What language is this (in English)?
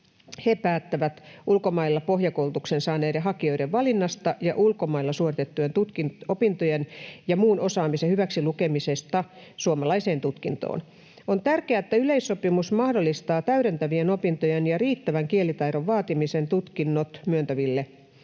Finnish